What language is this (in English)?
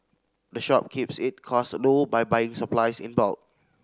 English